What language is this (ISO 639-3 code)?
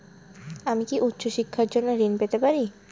ben